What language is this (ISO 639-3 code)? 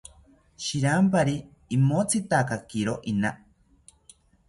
cpy